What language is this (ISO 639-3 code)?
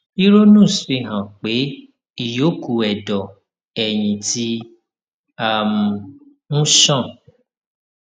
yor